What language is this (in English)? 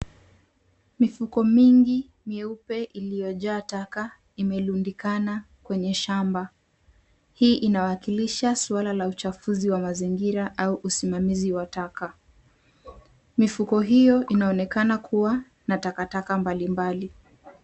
Swahili